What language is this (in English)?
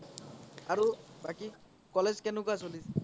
Assamese